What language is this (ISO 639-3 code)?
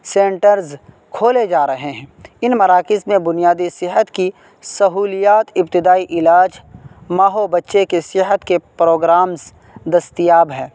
urd